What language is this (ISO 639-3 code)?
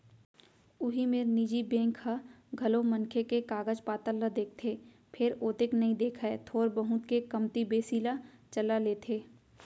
hne